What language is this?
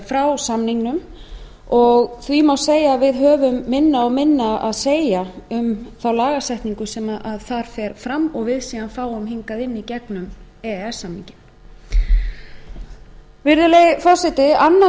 Icelandic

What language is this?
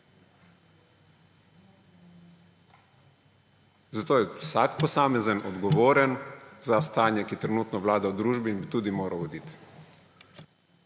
Slovenian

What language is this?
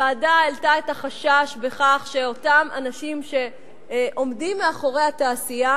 Hebrew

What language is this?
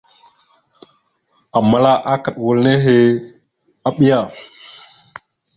Mada (Cameroon)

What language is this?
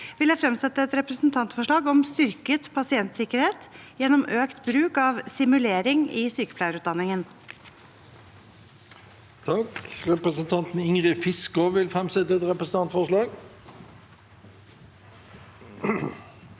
Norwegian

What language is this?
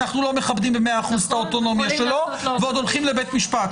Hebrew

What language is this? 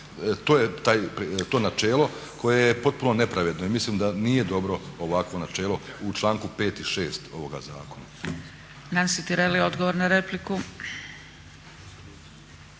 Croatian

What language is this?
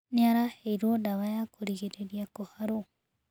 Kikuyu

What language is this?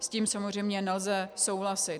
Czech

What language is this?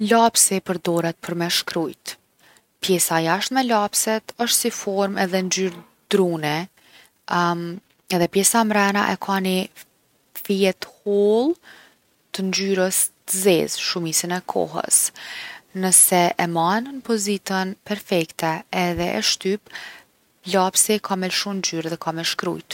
Gheg Albanian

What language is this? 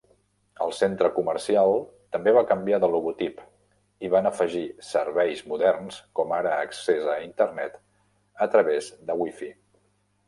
Catalan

